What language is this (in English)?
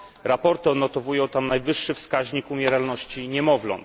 Polish